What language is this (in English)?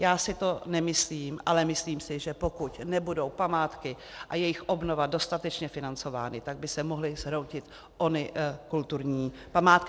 Czech